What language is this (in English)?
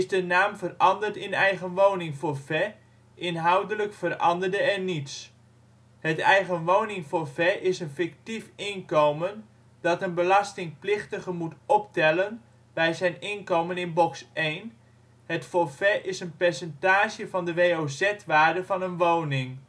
Dutch